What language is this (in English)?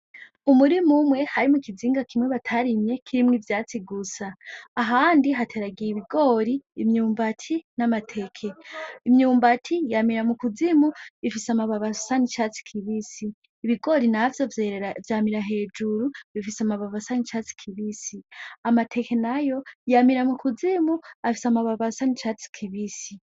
Rundi